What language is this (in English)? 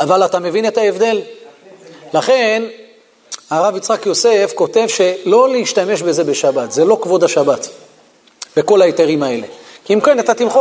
Hebrew